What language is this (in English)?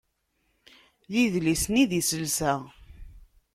Kabyle